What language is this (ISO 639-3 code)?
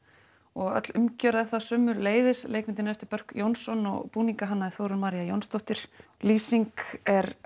isl